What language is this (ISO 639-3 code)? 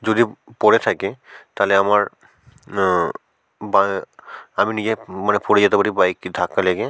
ben